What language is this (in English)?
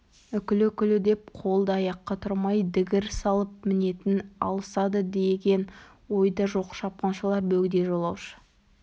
Kazakh